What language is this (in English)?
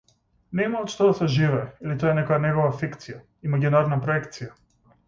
Macedonian